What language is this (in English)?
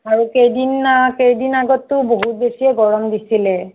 Assamese